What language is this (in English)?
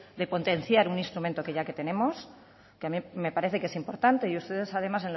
Spanish